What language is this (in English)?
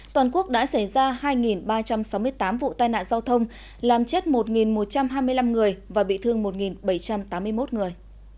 Vietnamese